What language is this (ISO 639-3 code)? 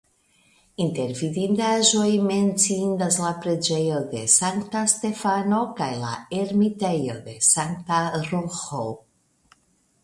epo